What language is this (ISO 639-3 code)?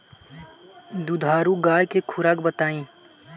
bho